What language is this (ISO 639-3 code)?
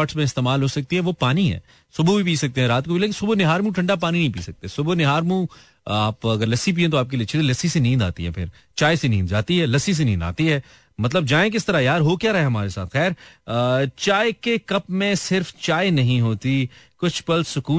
hin